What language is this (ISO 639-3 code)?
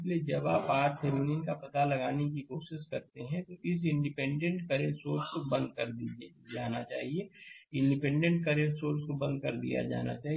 hin